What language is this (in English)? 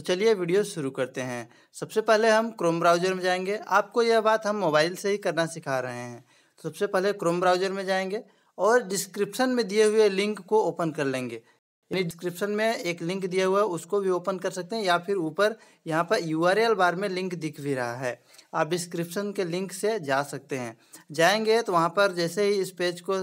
Hindi